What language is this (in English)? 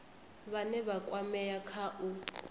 Venda